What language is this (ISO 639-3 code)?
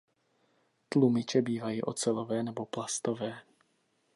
ces